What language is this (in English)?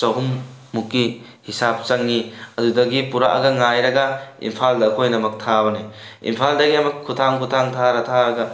Manipuri